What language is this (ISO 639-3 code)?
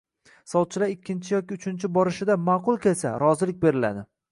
uzb